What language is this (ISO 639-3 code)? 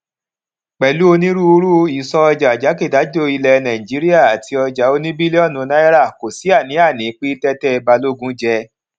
yor